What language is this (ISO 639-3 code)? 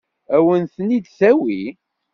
kab